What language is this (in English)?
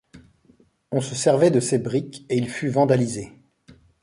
French